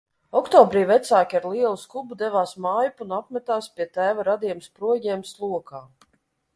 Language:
Latvian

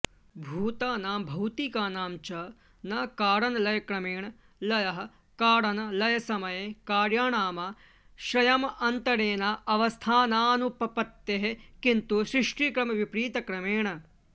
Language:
Sanskrit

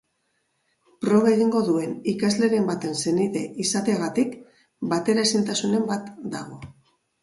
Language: Basque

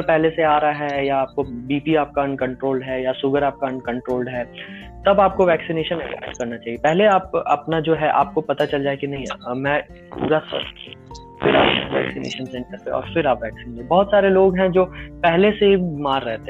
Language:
Hindi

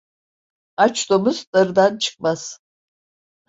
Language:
Turkish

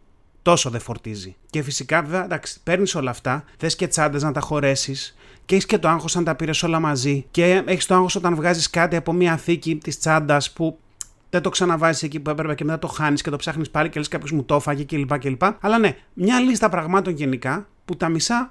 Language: Greek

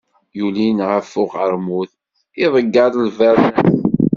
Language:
Kabyle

